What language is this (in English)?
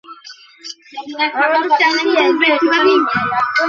Bangla